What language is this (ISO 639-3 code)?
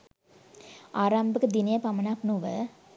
sin